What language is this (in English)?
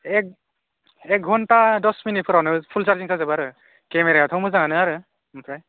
Bodo